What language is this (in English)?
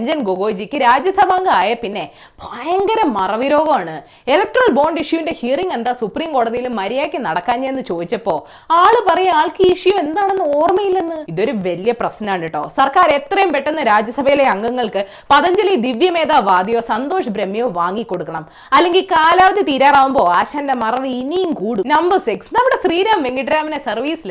Malayalam